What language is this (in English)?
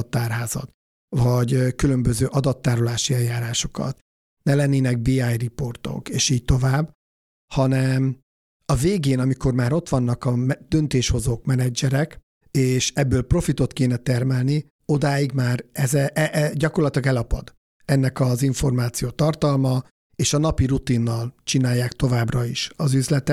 Hungarian